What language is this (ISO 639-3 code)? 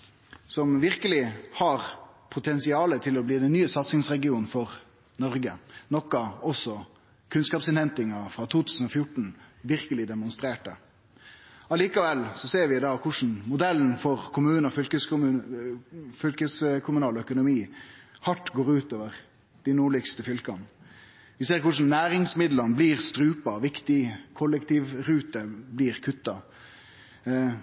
nno